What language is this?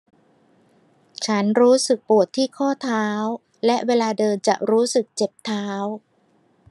Thai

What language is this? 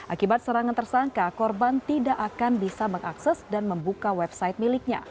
Indonesian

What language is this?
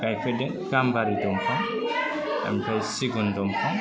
Bodo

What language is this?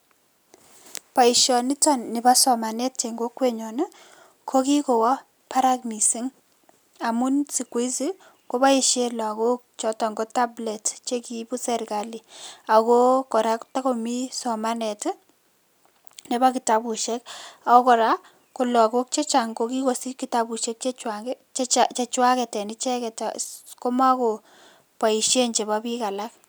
Kalenjin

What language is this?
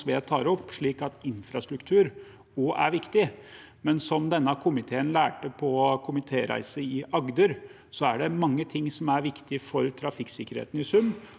Norwegian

